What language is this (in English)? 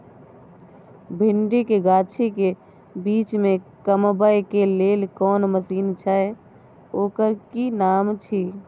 Maithili